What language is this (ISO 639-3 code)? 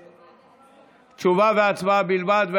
heb